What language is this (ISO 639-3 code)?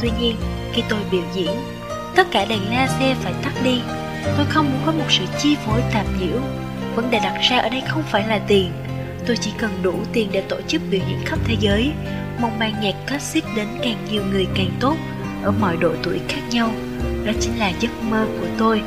vie